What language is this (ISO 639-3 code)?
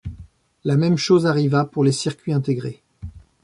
fra